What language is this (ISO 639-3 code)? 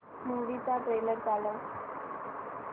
mar